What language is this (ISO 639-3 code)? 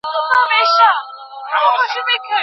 pus